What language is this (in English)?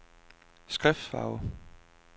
Danish